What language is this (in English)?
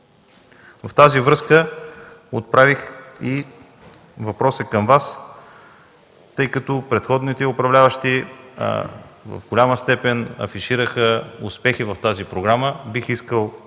Bulgarian